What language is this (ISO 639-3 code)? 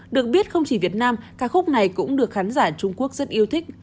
vie